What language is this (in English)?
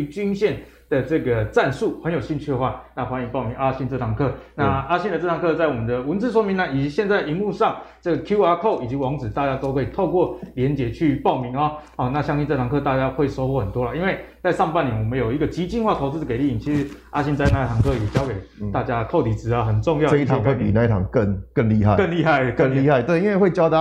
Chinese